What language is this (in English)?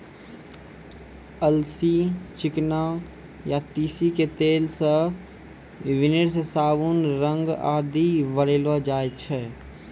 Maithili